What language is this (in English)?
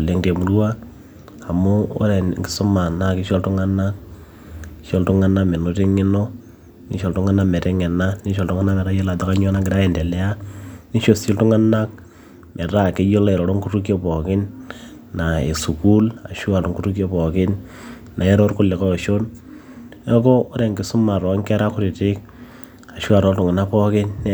Masai